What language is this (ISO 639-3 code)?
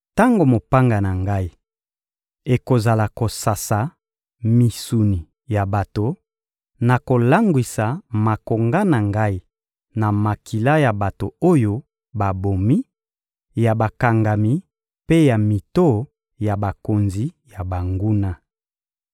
lin